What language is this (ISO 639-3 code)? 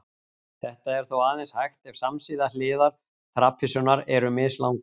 isl